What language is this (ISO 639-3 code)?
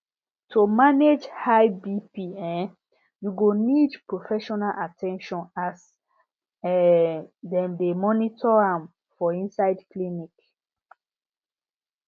pcm